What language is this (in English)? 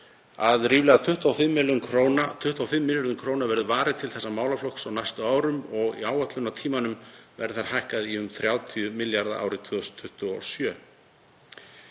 Icelandic